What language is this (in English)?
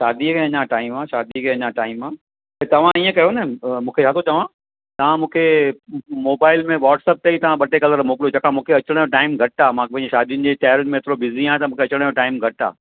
Sindhi